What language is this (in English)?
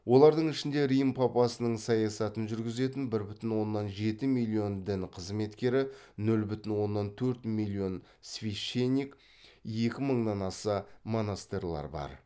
Kazakh